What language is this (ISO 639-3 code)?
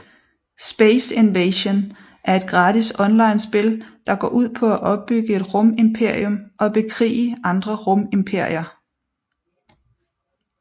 dan